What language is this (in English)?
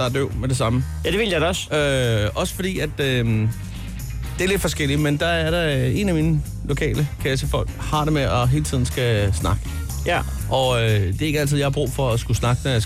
Danish